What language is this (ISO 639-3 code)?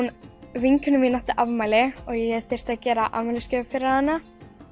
isl